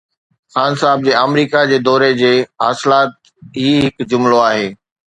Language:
Sindhi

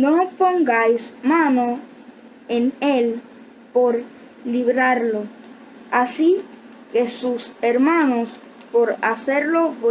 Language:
Spanish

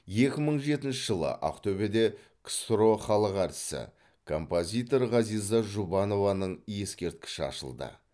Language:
Kazakh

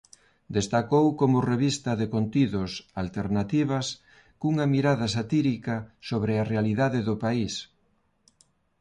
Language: Galician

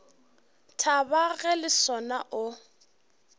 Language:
Northern Sotho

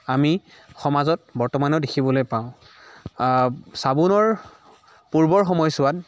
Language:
Assamese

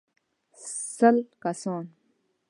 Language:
Pashto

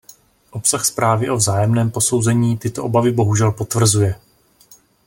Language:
Czech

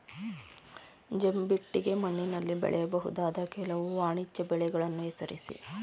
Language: Kannada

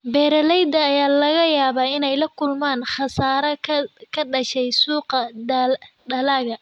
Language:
Somali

